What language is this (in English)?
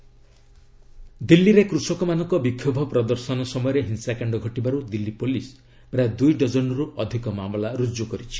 Odia